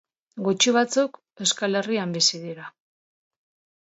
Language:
Basque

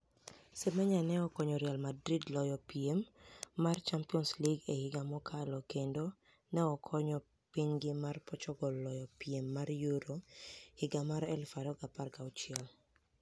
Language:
Luo (Kenya and Tanzania)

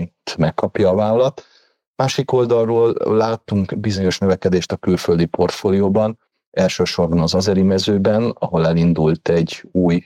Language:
Hungarian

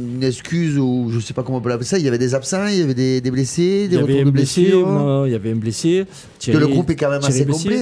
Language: French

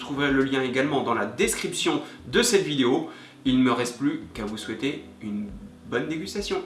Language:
French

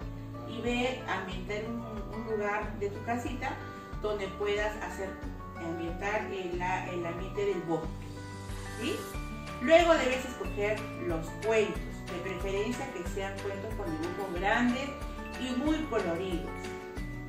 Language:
Spanish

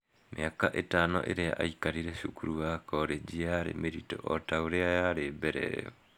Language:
Kikuyu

